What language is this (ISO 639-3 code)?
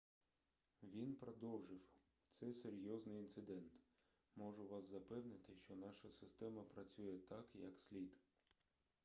ukr